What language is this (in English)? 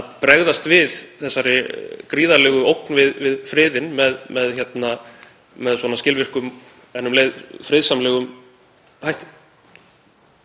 Icelandic